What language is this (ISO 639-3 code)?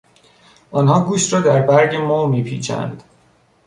fas